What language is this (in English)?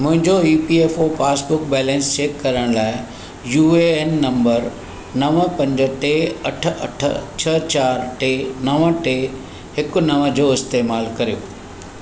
Sindhi